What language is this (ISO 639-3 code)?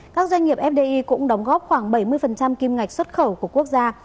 vie